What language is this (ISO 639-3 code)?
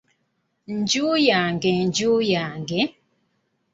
lug